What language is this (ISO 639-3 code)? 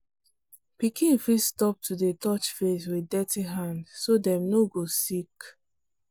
pcm